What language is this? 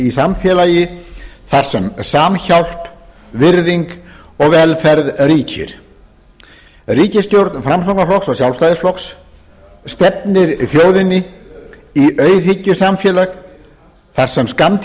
Icelandic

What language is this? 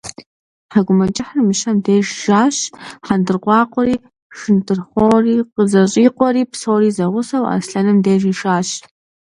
Kabardian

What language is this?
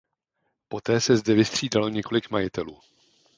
Czech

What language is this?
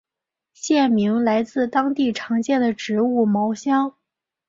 Chinese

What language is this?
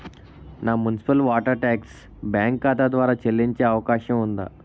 Telugu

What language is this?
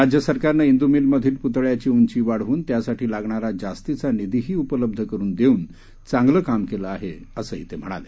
Marathi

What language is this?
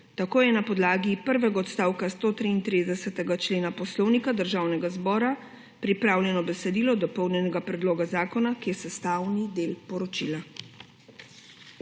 Slovenian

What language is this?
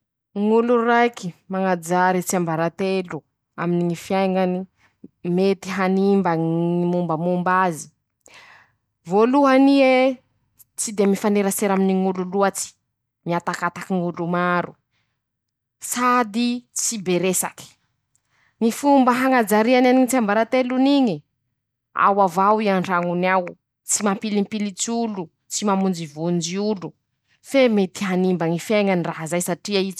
Masikoro Malagasy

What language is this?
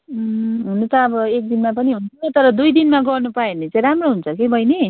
Nepali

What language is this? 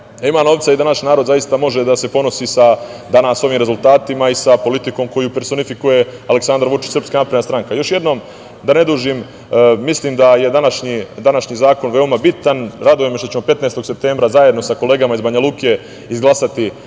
Serbian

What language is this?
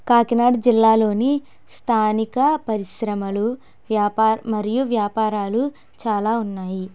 Telugu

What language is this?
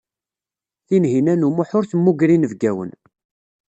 Kabyle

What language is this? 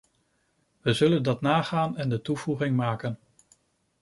Dutch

